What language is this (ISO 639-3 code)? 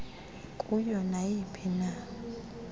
xho